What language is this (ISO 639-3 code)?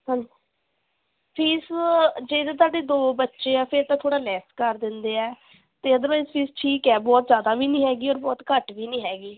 pan